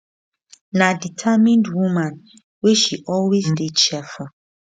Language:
Nigerian Pidgin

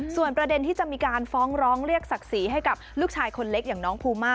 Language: Thai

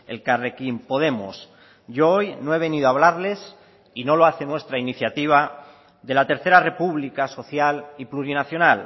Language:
Spanish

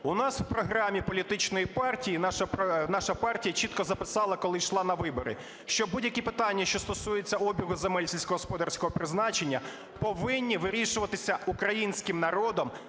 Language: Ukrainian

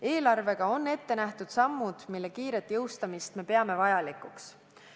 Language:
Estonian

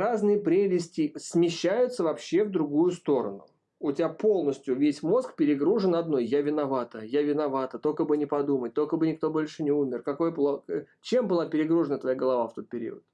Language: Russian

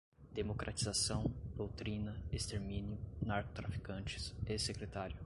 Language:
Portuguese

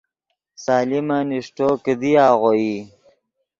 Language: Yidgha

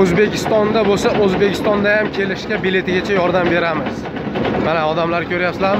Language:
Turkish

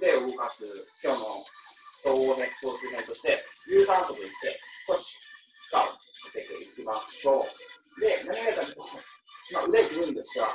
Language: Japanese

